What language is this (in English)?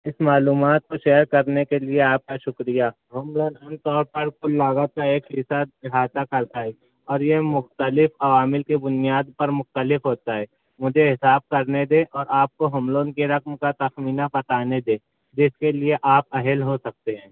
Urdu